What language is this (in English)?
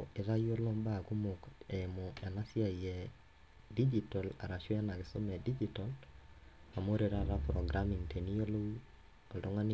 Masai